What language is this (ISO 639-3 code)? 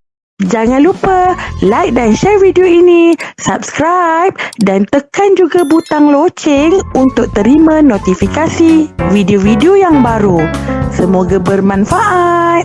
msa